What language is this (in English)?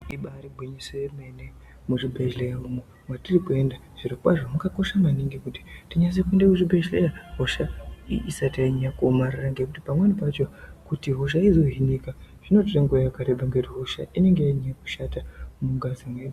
Ndau